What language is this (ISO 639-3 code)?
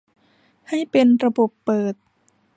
tha